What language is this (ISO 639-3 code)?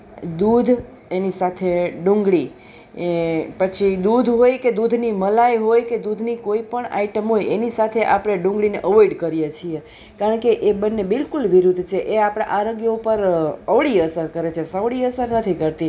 guj